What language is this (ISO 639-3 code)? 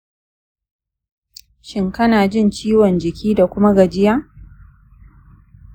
hau